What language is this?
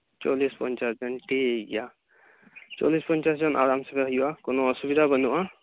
Santali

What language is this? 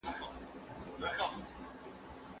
Pashto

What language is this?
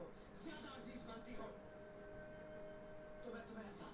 Bhojpuri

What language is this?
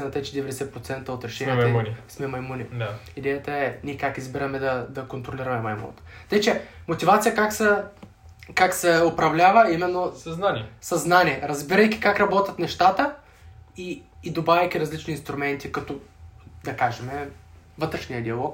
Bulgarian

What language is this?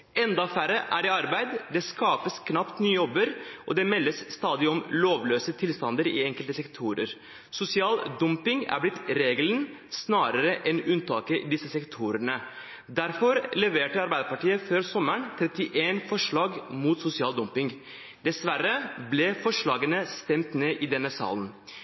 Norwegian Bokmål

